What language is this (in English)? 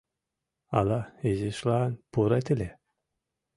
Mari